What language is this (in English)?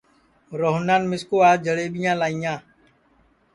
Sansi